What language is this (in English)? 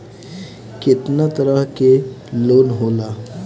Bhojpuri